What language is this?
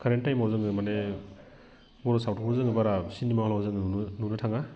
Bodo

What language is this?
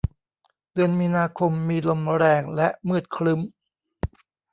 Thai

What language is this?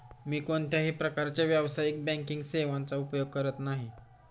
Marathi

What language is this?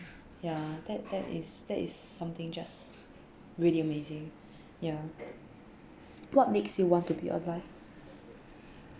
English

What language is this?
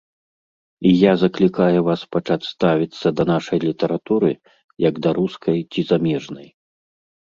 Belarusian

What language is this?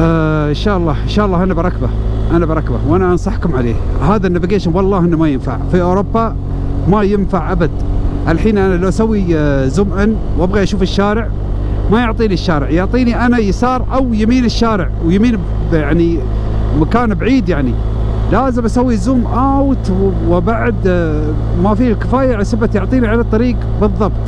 Arabic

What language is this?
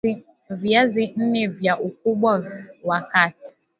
Swahili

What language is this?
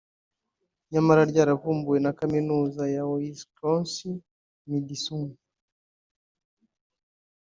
Kinyarwanda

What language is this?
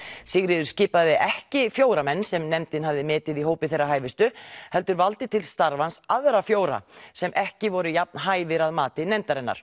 Icelandic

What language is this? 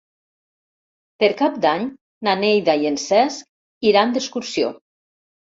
Catalan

